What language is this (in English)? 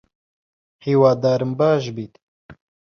Central Kurdish